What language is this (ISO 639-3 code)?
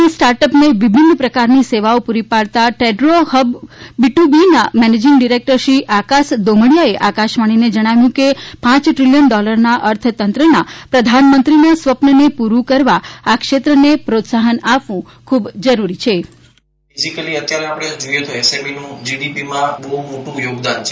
guj